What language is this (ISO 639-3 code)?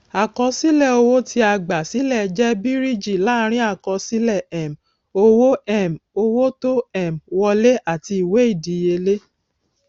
yor